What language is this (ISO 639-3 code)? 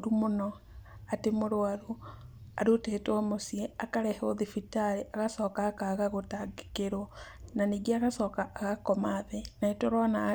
kik